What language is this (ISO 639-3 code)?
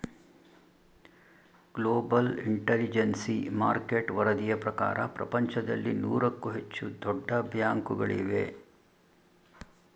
kan